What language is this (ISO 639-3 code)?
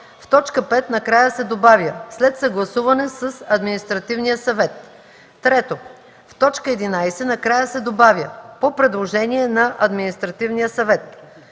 bul